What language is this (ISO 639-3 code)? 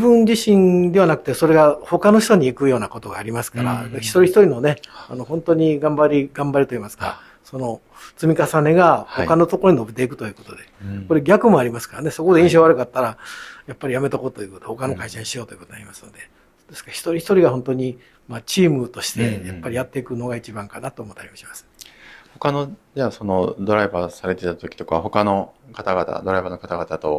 jpn